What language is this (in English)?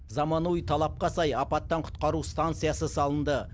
Kazakh